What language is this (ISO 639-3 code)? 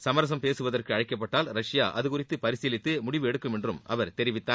tam